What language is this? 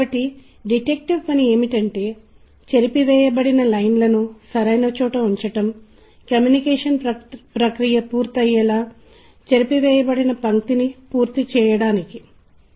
Telugu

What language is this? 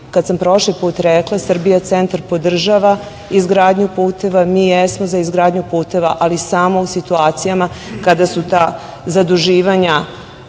Serbian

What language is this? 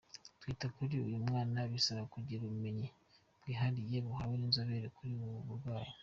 Kinyarwanda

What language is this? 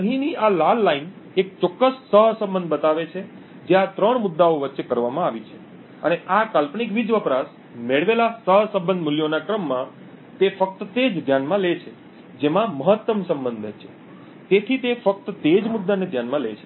Gujarati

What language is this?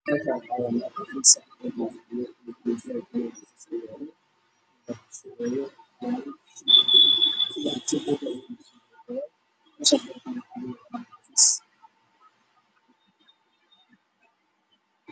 Somali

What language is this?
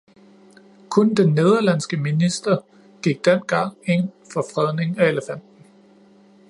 Danish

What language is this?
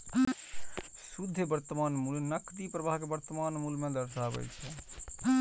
Maithili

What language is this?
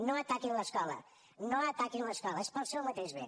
Catalan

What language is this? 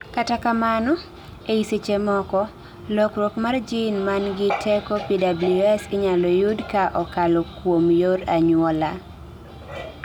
Luo (Kenya and Tanzania)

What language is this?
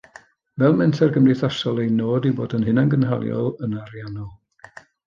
Welsh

